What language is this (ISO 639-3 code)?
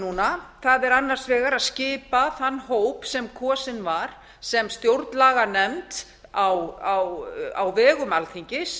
isl